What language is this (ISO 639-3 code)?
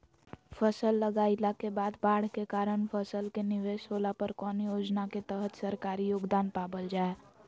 mag